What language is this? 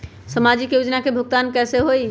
Magahi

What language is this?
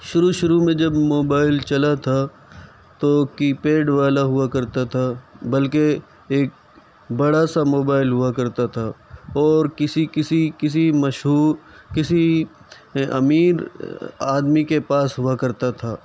Urdu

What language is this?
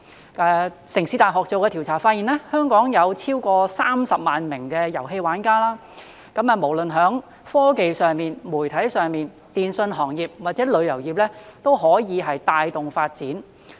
Cantonese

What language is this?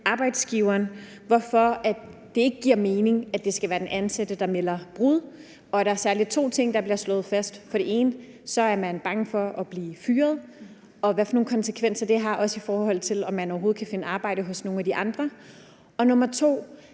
Danish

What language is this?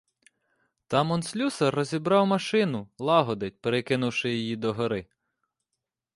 Ukrainian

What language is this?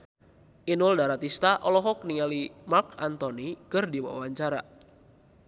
Sundanese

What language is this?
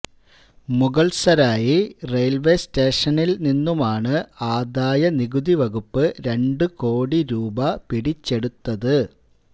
Malayalam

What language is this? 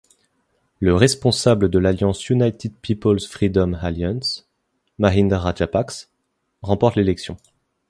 French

